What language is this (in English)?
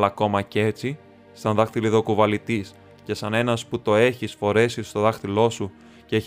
Greek